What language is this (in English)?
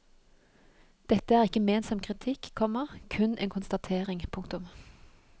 Norwegian